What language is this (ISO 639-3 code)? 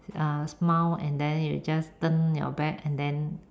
eng